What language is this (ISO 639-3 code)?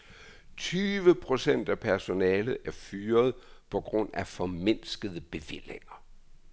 dan